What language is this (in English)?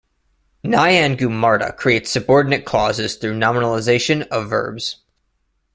English